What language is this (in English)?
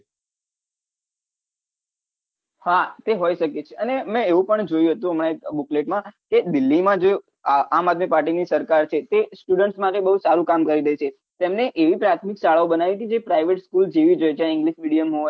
Gujarati